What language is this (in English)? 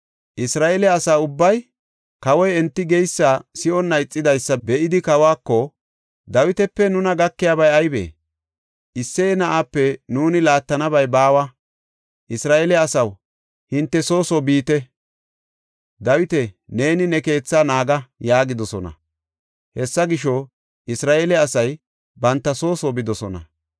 Gofa